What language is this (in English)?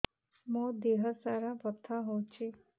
Odia